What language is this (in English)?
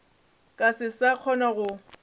Northern Sotho